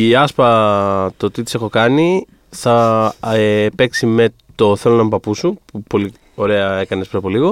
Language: Greek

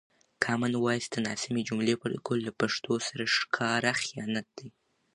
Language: Pashto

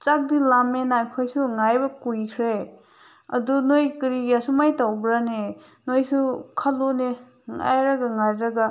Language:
Manipuri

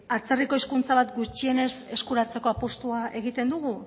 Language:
Basque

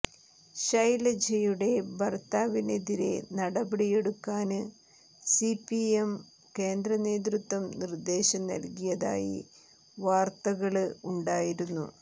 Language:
Malayalam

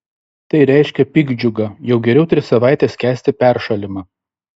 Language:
Lithuanian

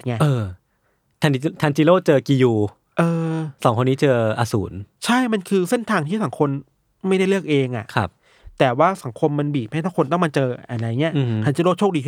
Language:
Thai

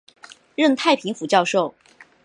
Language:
Chinese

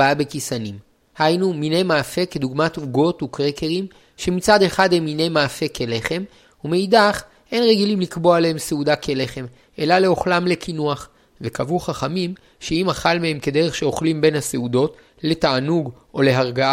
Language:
Hebrew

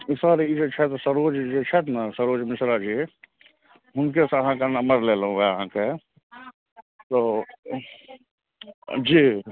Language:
Maithili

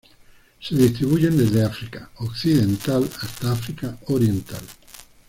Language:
Spanish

